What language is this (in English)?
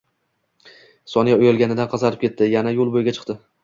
Uzbek